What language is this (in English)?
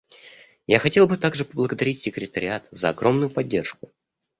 Russian